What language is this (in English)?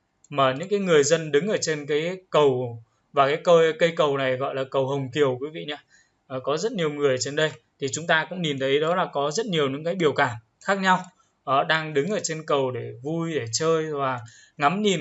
Vietnamese